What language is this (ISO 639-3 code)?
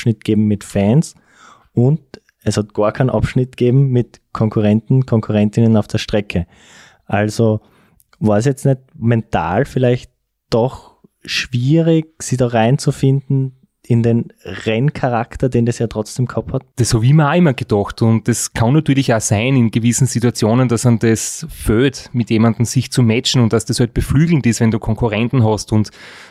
deu